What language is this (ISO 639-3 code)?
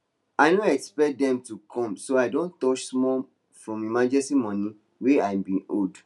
pcm